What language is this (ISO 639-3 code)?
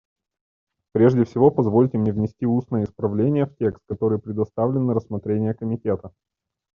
rus